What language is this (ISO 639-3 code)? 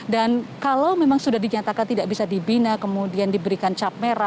ind